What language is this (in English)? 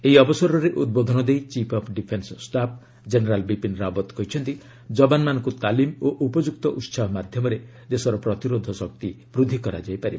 Odia